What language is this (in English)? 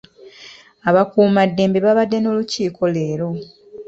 Ganda